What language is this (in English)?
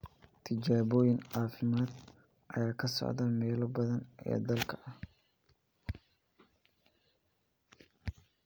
Somali